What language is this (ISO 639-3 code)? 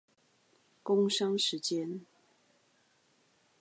zho